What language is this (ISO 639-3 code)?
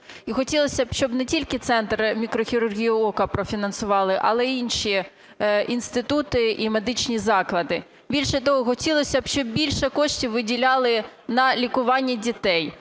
ukr